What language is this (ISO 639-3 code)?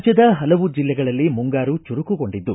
kan